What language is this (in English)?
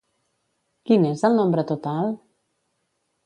Catalan